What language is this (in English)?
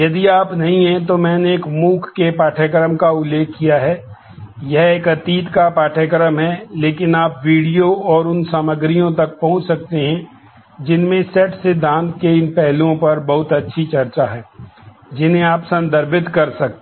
Hindi